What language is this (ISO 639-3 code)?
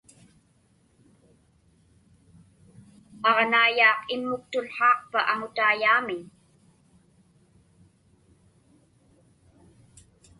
ipk